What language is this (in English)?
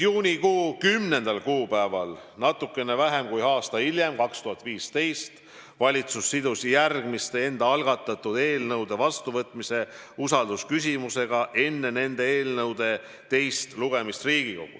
Estonian